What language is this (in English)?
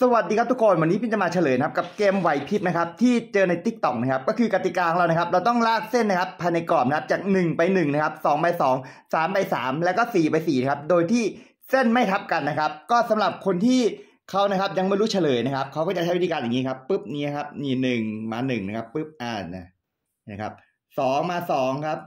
Thai